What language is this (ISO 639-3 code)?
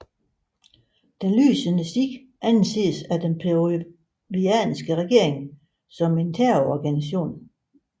dan